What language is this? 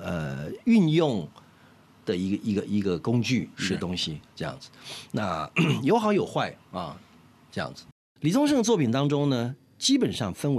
Chinese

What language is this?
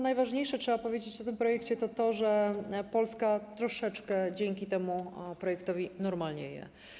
Polish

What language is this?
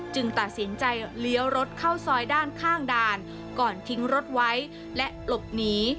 Thai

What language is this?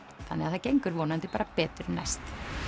Icelandic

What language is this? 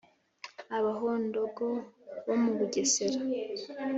Kinyarwanda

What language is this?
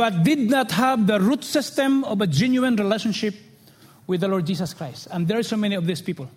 English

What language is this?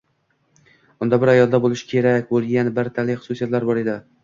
Uzbek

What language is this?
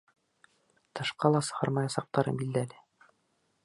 Bashkir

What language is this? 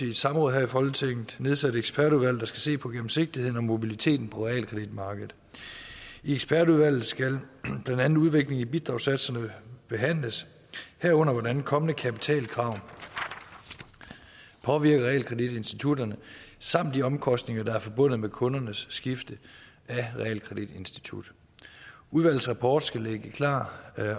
Danish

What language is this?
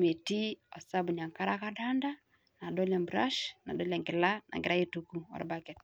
Masai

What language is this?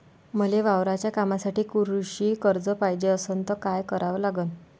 Marathi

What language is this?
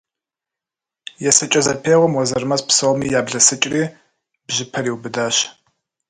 Kabardian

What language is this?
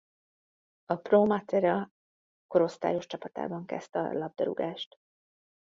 Hungarian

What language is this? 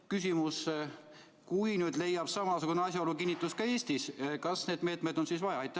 Estonian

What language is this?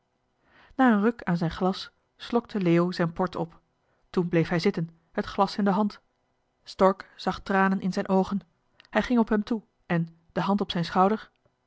Dutch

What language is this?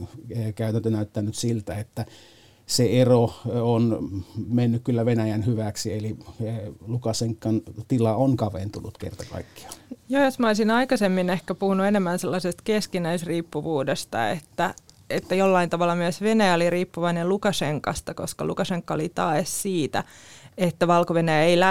Finnish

